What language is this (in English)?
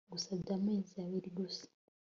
Kinyarwanda